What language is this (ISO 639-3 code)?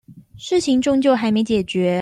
zho